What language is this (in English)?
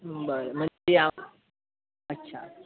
Marathi